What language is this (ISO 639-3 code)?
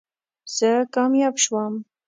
pus